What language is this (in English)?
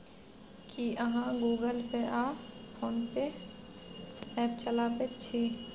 Maithili